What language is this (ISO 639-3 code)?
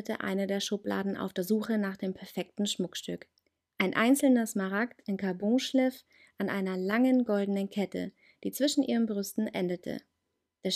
deu